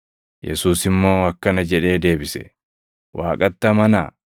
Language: Oromo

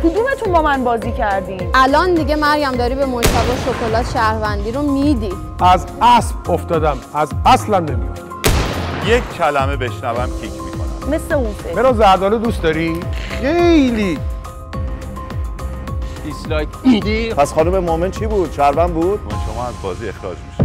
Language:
Persian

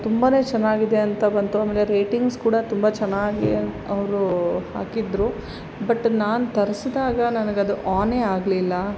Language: Kannada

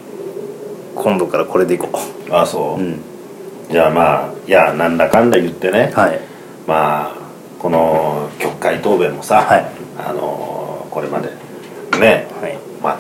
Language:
Japanese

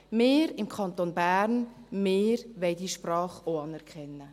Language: Swiss German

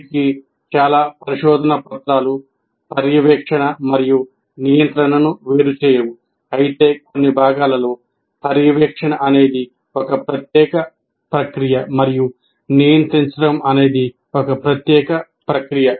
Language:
Telugu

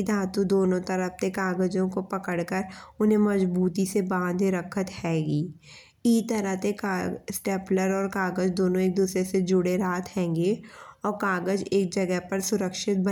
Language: Bundeli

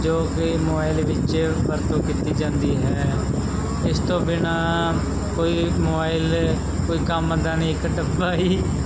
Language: Punjabi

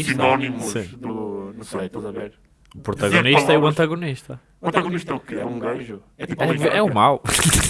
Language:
Portuguese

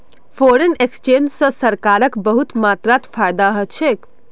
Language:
Magahi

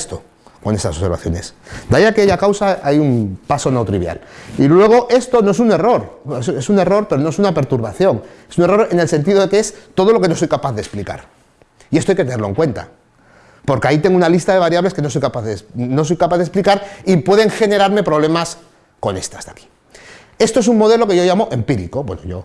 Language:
Spanish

